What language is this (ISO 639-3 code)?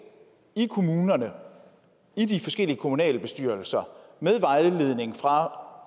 dan